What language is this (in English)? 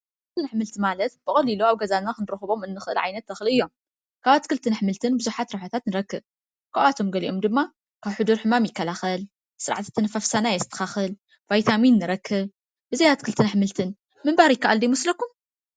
Tigrinya